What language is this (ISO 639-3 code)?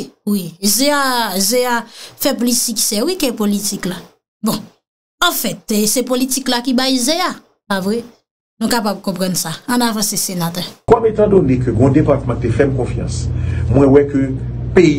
fra